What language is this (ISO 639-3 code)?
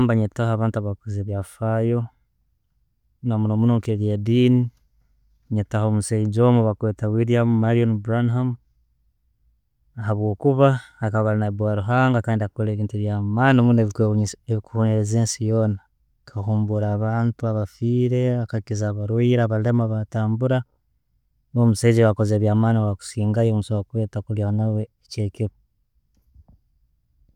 ttj